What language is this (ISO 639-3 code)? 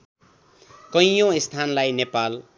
nep